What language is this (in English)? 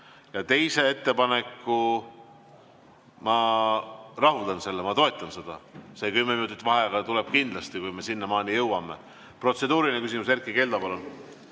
Estonian